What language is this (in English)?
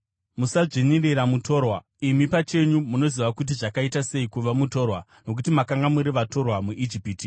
Shona